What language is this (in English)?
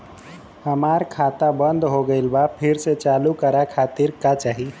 Bhojpuri